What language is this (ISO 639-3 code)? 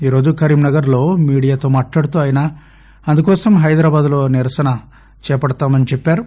tel